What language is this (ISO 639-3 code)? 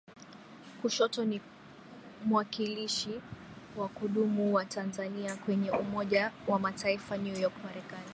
swa